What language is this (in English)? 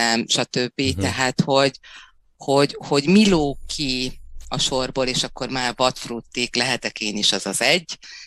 Hungarian